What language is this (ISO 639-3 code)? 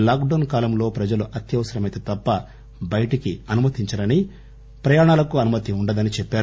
tel